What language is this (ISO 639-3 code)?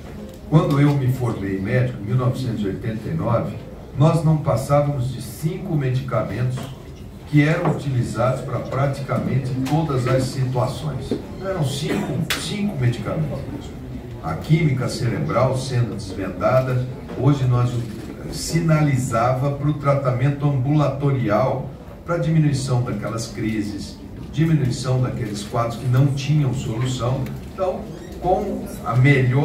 por